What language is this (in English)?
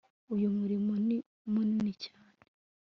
Kinyarwanda